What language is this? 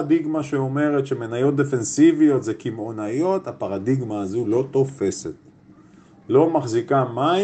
Hebrew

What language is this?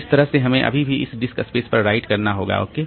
Hindi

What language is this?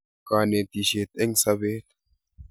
Kalenjin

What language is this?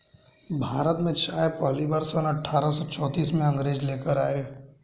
Hindi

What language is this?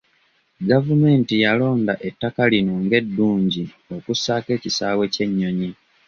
Ganda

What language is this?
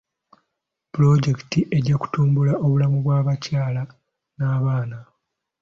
Ganda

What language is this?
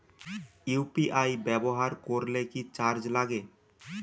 Bangla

